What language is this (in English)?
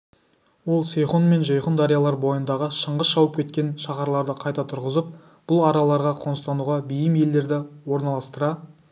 Kazakh